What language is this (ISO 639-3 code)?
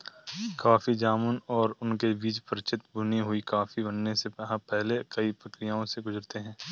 hin